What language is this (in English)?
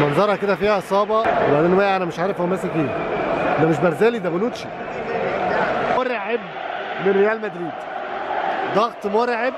Arabic